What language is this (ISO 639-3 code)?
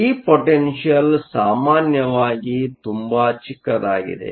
kan